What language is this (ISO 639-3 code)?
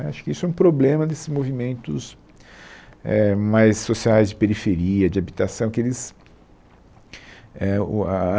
por